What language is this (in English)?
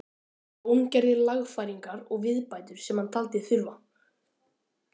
Icelandic